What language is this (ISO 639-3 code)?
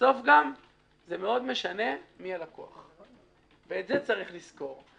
heb